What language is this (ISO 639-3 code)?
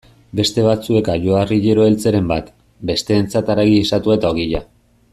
eus